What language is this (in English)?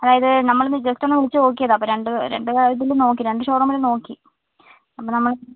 Malayalam